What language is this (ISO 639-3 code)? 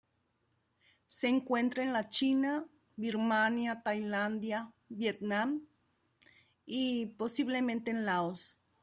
spa